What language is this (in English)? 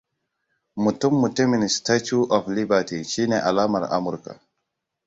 Hausa